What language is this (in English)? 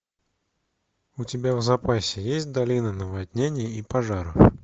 Russian